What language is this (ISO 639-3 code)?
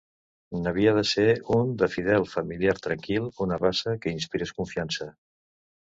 cat